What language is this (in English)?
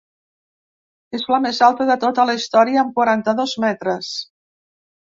Catalan